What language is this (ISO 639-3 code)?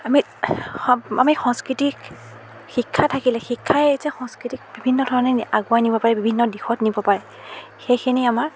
asm